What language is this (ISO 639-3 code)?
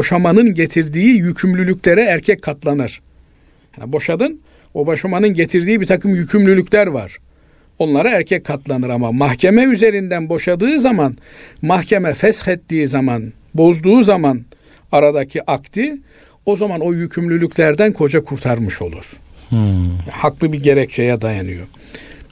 tur